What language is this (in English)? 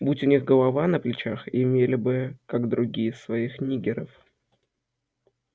Russian